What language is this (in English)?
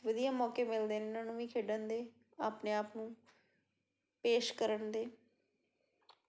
Punjabi